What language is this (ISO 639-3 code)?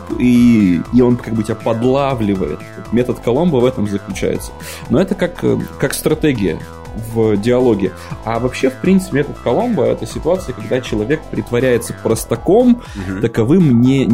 rus